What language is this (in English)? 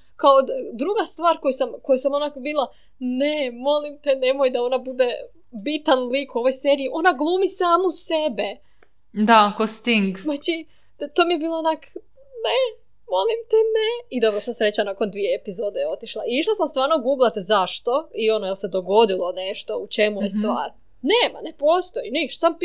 Croatian